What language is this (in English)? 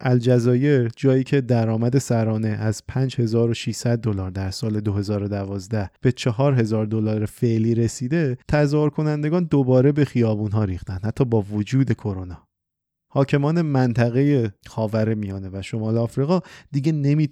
Persian